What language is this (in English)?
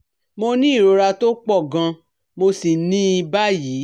Yoruba